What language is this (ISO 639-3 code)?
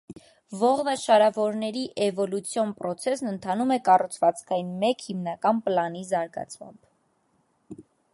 hye